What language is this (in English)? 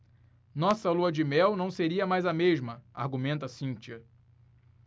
Portuguese